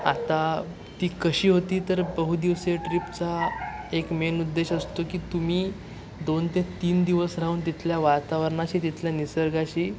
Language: Marathi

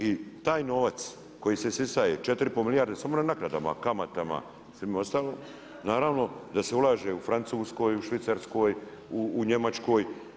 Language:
Croatian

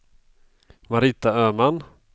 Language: Swedish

